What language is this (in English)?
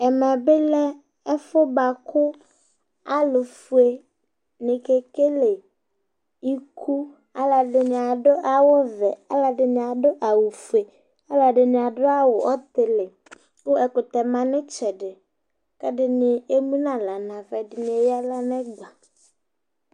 Ikposo